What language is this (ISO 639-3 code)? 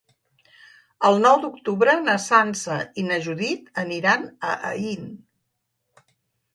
cat